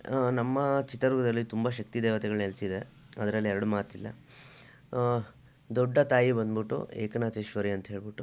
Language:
Kannada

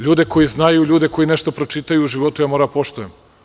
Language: Serbian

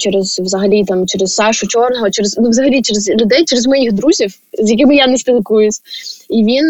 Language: Ukrainian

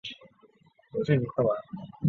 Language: Chinese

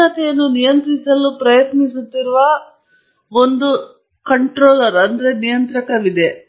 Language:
Kannada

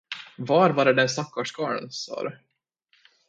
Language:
Swedish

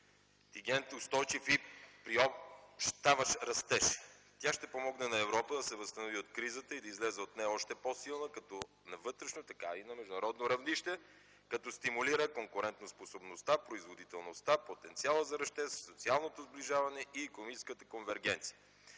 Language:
Bulgarian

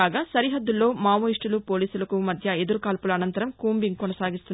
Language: Telugu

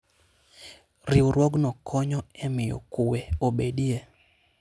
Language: Luo (Kenya and Tanzania)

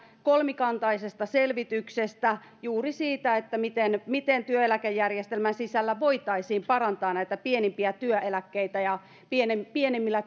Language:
Finnish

